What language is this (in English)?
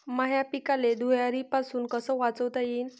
Marathi